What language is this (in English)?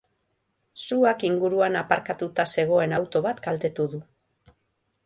Basque